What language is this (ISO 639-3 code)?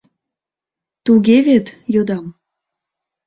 chm